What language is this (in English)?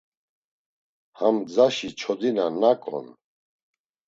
Laz